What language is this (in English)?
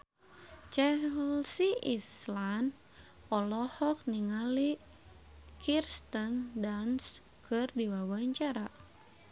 Sundanese